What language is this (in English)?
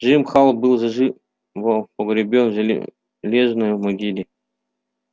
Russian